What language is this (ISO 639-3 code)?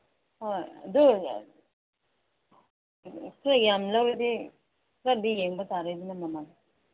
mni